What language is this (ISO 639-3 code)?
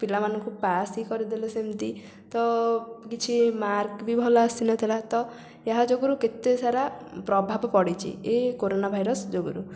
ori